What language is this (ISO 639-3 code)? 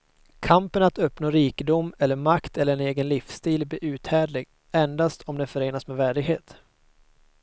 swe